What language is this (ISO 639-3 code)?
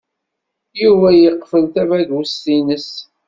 kab